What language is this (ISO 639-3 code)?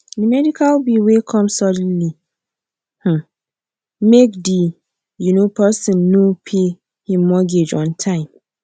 pcm